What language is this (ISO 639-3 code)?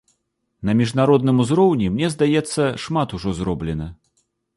bel